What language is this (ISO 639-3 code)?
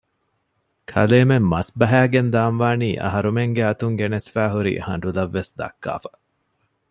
div